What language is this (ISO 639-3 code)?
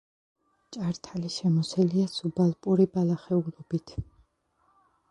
kat